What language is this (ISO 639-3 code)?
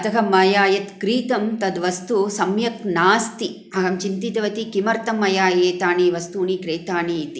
san